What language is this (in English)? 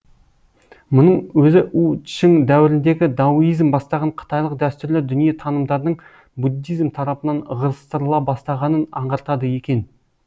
Kazakh